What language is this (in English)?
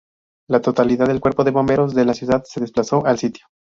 Spanish